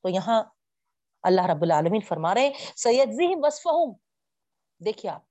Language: Urdu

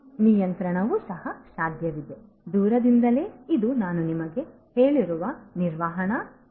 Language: Kannada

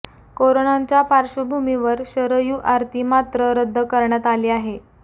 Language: Marathi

